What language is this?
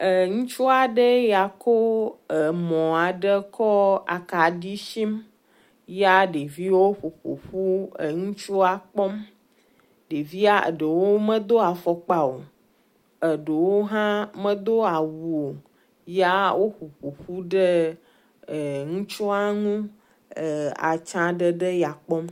Ewe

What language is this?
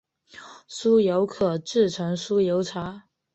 Chinese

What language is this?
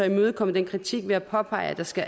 Danish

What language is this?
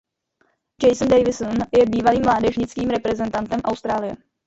Czech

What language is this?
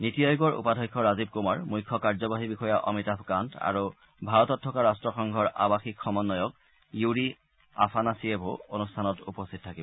Assamese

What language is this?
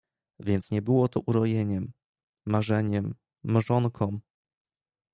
Polish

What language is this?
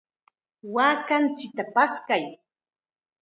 Chiquián Ancash Quechua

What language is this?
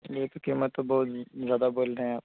Urdu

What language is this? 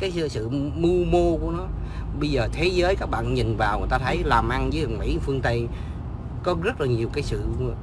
Vietnamese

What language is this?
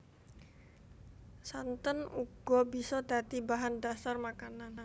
Javanese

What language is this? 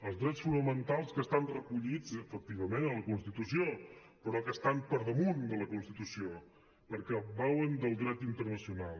Catalan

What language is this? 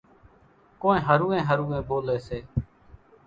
Kachi Koli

